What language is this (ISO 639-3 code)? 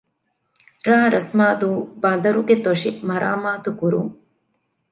div